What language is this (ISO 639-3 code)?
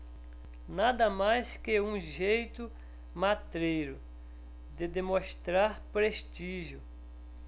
por